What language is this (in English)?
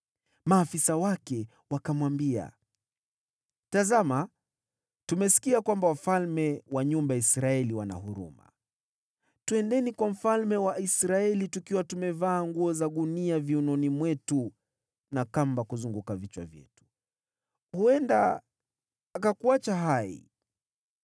Swahili